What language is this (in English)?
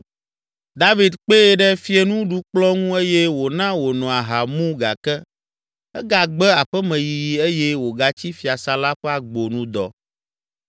Ewe